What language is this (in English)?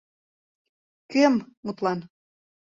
Mari